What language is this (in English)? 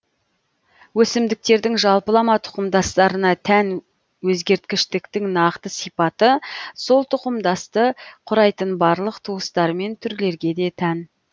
Kazakh